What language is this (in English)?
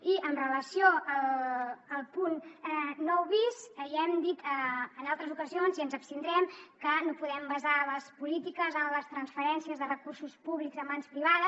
Catalan